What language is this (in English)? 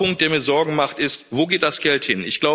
German